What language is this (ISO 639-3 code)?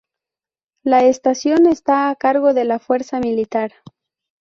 spa